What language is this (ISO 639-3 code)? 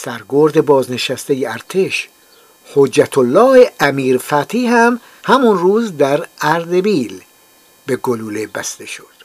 fas